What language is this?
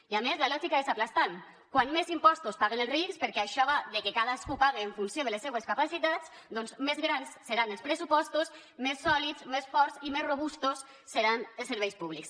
Catalan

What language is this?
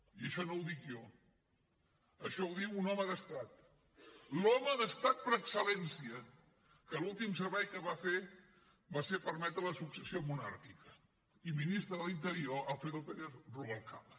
Catalan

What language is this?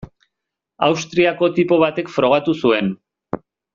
Basque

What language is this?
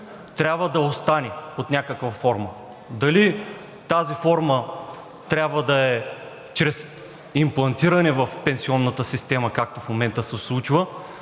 Bulgarian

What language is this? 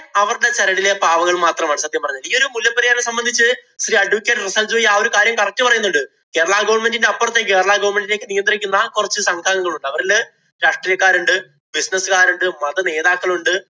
Malayalam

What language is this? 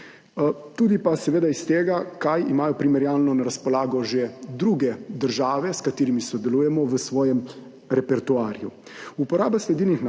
Slovenian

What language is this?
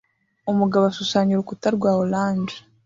Kinyarwanda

